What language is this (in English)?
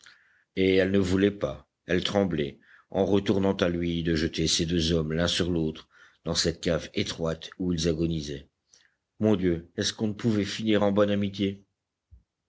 French